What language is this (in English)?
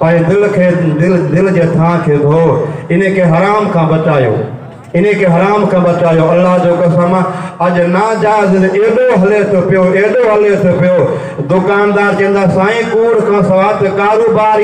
Hindi